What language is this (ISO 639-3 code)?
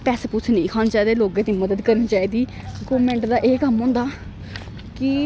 doi